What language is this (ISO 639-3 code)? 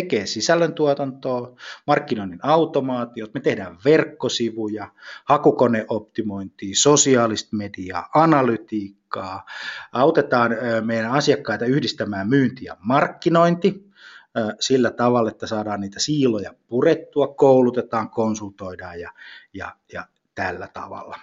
fin